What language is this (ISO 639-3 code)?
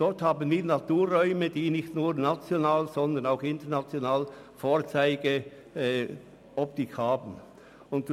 gsw